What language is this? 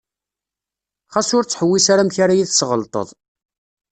Kabyle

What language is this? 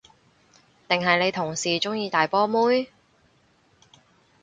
Cantonese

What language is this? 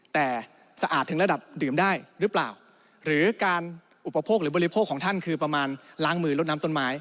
Thai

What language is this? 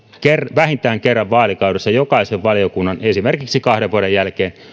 Finnish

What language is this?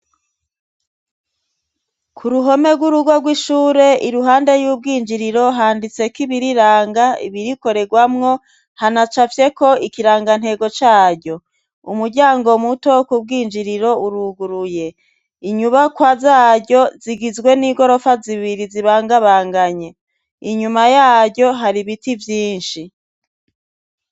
Rundi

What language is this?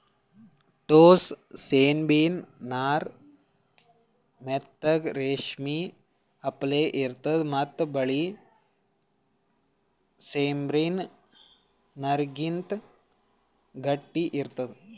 Kannada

